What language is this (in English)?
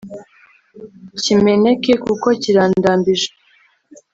Kinyarwanda